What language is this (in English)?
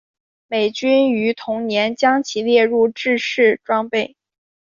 Chinese